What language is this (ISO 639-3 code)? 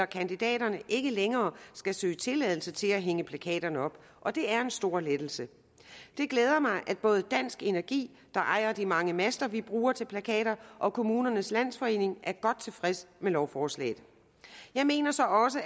dan